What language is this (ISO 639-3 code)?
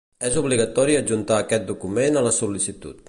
cat